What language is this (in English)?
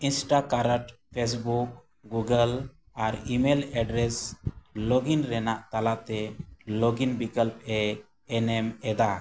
Santali